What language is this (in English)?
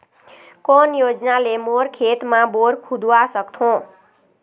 Chhattisgarhi